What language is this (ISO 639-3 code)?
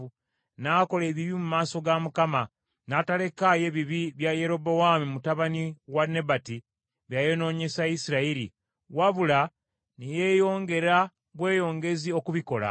lug